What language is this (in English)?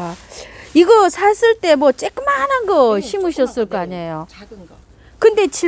Korean